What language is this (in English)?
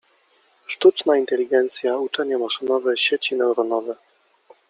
Polish